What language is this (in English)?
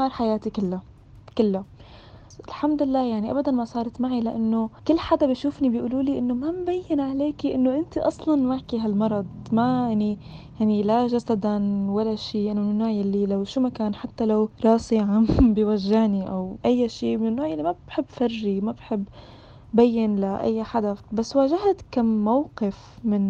Arabic